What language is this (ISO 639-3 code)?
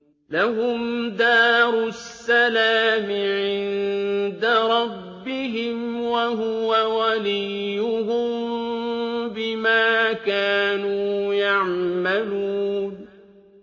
ara